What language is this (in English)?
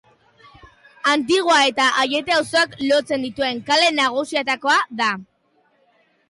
Basque